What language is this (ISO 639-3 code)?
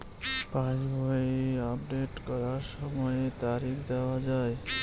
ben